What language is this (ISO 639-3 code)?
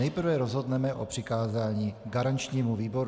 ces